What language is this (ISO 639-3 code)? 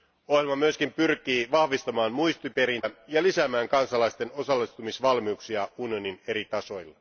fin